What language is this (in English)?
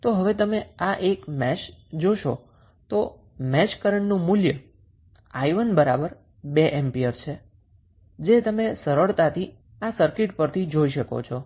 Gujarati